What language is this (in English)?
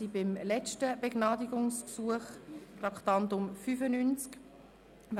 Swiss German